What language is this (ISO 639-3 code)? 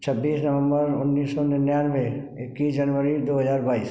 hin